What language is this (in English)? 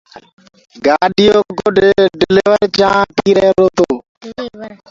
Gurgula